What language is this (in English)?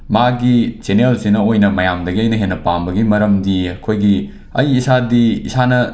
Manipuri